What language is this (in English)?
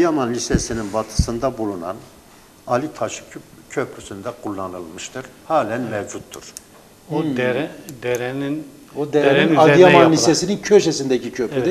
Turkish